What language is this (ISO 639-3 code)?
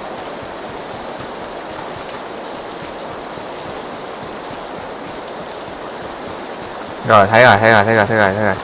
vie